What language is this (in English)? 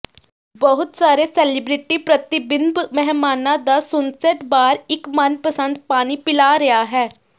Punjabi